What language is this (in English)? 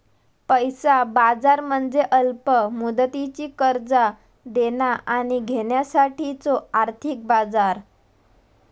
Marathi